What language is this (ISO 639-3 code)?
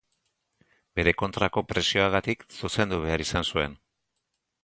eus